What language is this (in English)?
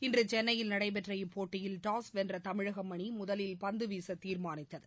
Tamil